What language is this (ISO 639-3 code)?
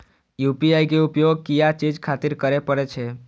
mai